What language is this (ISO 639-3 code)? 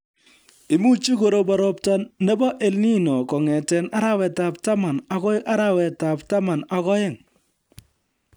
kln